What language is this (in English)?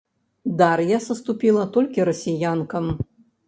Belarusian